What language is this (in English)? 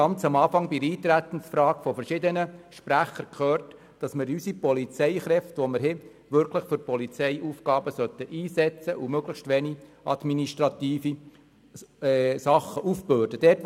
Swiss German